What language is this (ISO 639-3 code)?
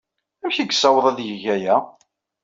kab